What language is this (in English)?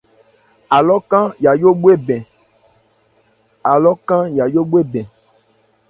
Ebrié